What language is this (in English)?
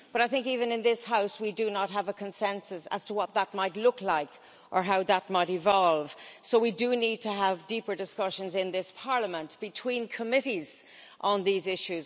English